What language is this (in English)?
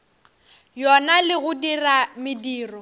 Northern Sotho